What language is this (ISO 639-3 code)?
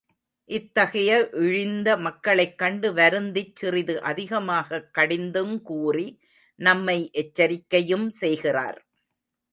tam